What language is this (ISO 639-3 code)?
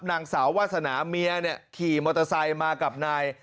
tha